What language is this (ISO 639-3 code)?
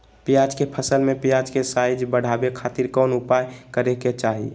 mag